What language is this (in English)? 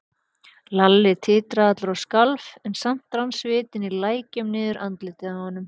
Icelandic